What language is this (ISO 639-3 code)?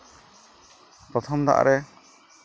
sat